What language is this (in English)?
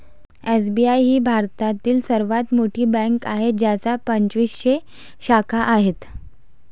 Marathi